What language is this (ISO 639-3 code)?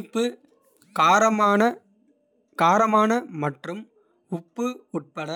kfe